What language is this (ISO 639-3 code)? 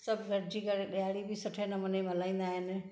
snd